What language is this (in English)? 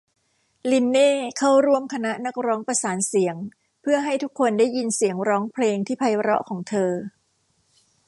Thai